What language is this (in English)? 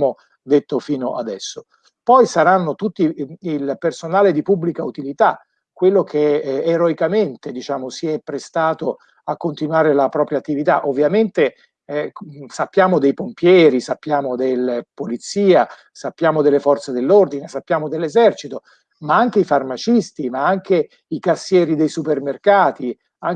Italian